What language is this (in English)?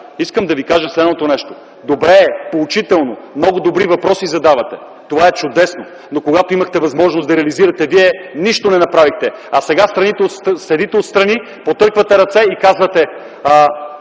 Bulgarian